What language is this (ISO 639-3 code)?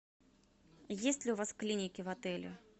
rus